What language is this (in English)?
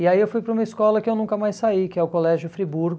Portuguese